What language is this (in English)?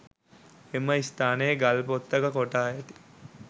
Sinhala